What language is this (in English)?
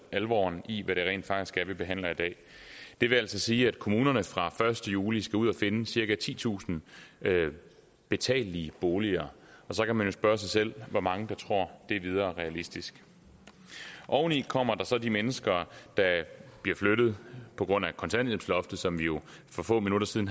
Danish